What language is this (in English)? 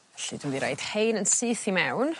Welsh